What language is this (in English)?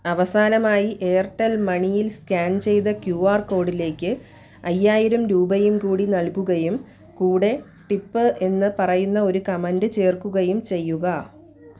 Malayalam